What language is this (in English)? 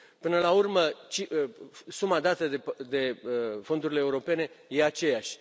Romanian